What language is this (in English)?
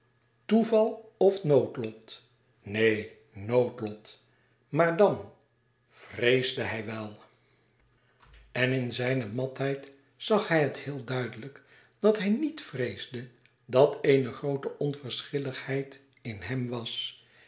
Dutch